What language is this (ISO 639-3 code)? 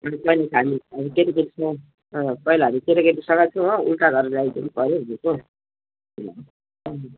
nep